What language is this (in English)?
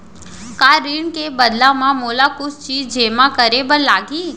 Chhattisgarhi